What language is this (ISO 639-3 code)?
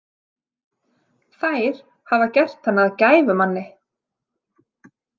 isl